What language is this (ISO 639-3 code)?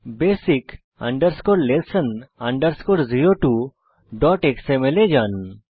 ben